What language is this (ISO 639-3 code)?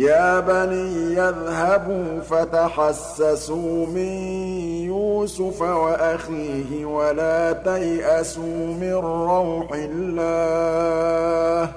ara